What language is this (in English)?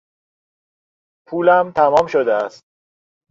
Persian